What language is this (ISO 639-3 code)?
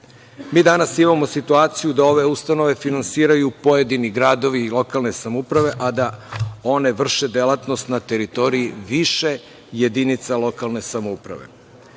srp